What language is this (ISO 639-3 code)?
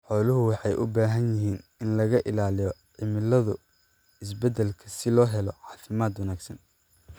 som